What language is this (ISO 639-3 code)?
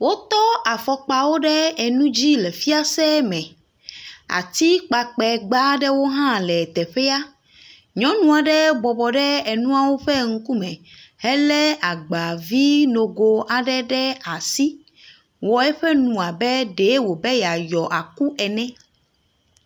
ewe